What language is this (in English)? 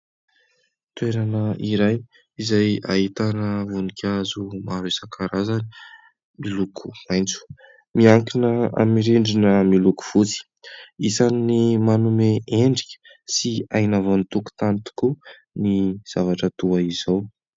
Malagasy